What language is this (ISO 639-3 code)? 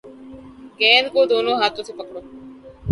urd